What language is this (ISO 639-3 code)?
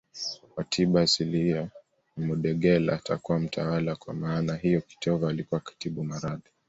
swa